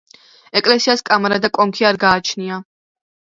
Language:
Georgian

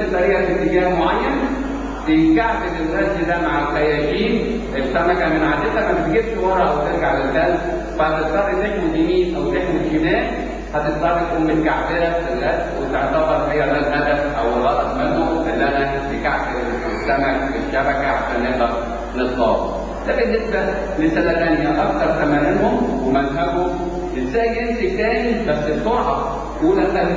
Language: Arabic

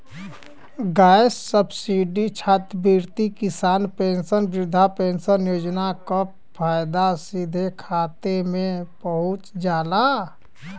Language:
Bhojpuri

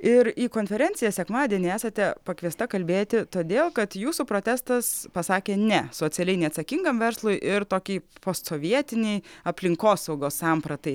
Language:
Lithuanian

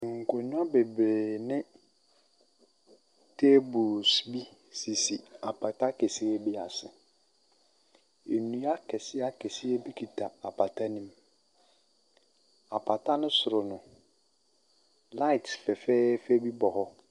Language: Akan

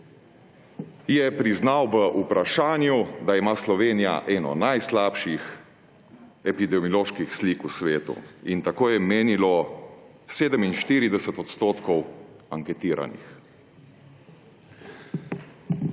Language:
Slovenian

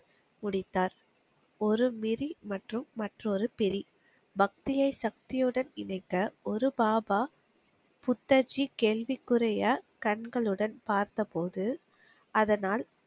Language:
Tamil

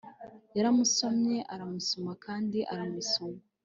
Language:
Kinyarwanda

